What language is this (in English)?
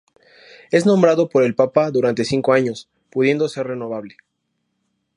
Spanish